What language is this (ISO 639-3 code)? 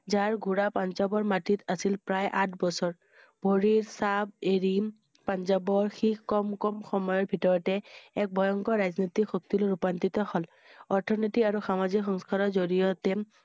asm